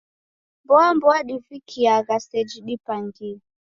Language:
Taita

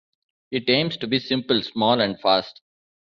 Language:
English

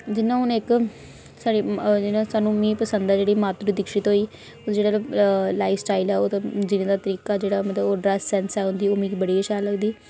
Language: Dogri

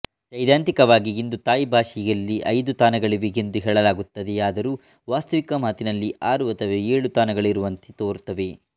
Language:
Kannada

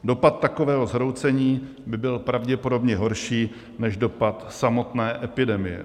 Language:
Czech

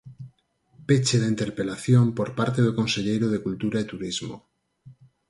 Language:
Galician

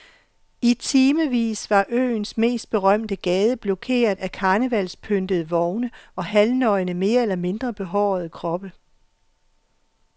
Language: Danish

